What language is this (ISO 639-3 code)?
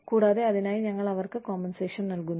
mal